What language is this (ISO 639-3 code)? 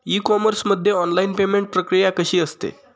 mar